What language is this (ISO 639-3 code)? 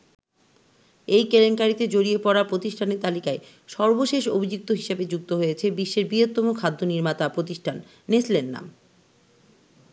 ben